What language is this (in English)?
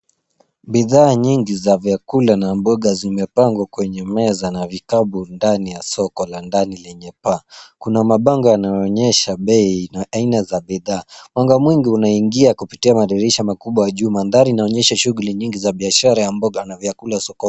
Swahili